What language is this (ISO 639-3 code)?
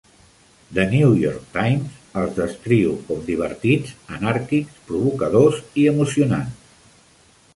cat